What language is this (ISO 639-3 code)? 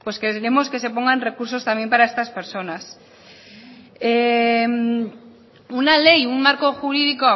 spa